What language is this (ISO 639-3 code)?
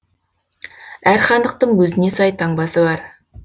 kaz